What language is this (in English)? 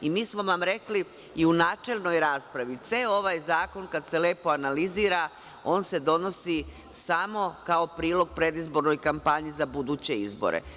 Serbian